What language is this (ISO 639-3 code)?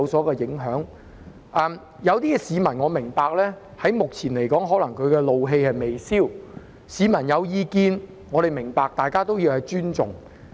yue